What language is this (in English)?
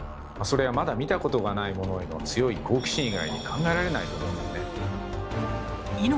Japanese